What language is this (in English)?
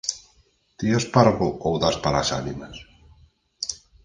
Galician